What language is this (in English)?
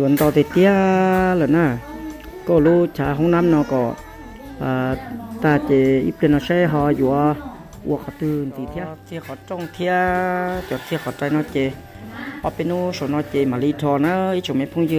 Thai